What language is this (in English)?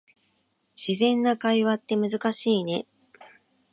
Japanese